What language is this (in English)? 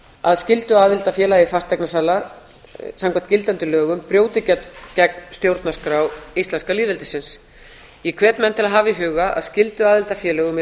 Icelandic